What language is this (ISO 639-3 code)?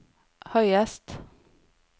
nor